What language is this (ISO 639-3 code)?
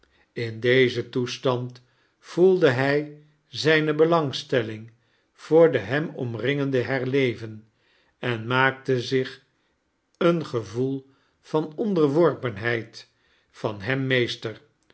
nld